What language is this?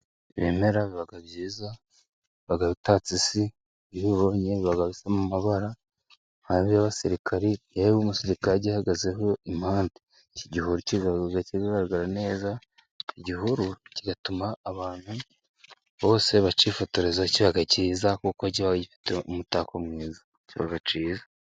Kinyarwanda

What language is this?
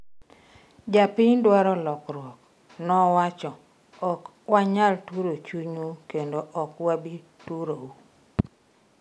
Luo (Kenya and Tanzania)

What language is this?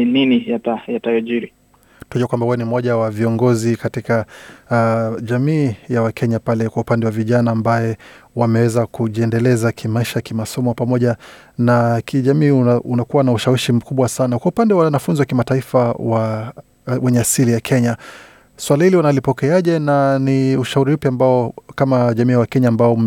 Swahili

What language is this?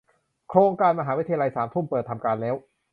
Thai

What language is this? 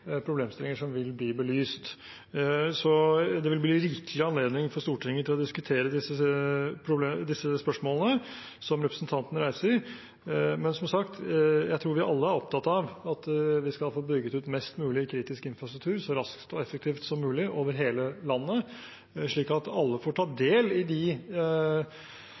Norwegian Bokmål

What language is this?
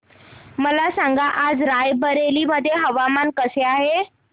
Marathi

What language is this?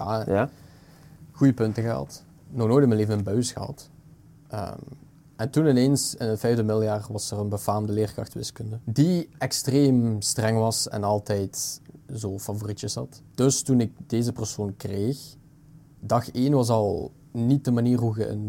Dutch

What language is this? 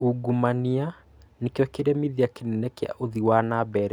Kikuyu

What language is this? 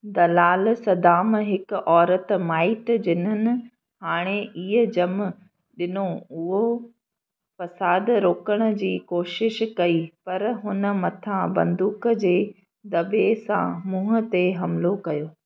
Sindhi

